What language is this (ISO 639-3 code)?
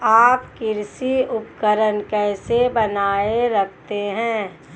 hin